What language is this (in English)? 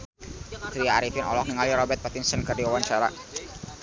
Sundanese